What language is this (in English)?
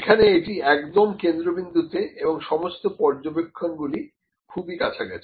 Bangla